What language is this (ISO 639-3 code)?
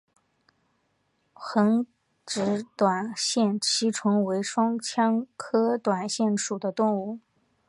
zho